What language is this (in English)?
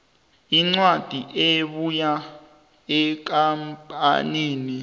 South Ndebele